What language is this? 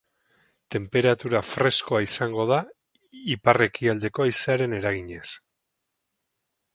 Basque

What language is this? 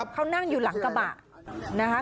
Thai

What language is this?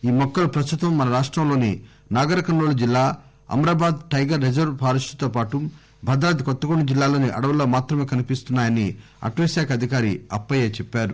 Telugu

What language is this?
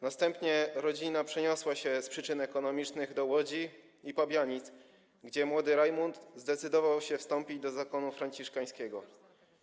Polish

